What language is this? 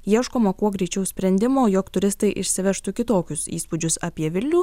Lithuanian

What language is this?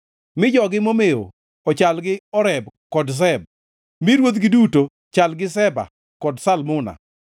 Luo (Kenya and Tanzania)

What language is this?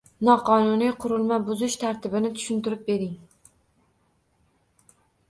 Uzbek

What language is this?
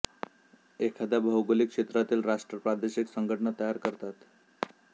Marathi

